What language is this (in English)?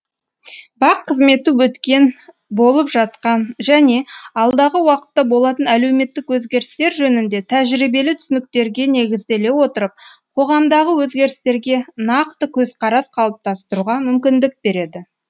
Kazakh